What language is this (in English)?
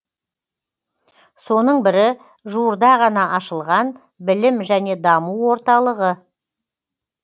Kazakh